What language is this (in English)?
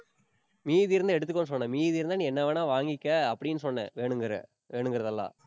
Tamil